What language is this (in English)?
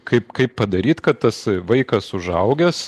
Lithuanian